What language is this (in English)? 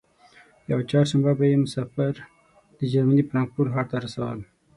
Pashto